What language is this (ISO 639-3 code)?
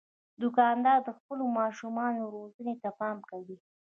pus